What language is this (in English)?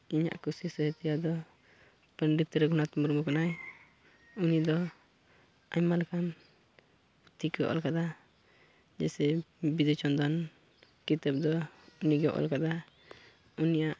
Santali